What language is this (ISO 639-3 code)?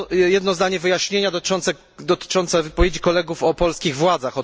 pol